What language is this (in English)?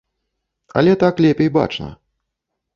Belarusian